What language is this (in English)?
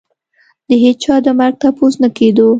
Pashto